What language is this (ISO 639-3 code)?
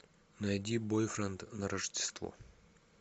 rus